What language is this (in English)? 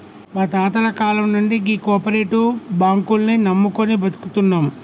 Telugu